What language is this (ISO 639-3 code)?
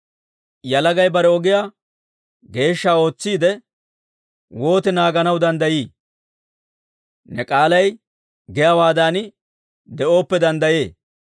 dwr